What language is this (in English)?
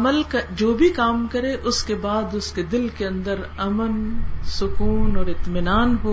Urdu